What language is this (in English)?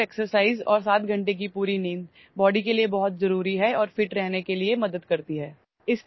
Urdu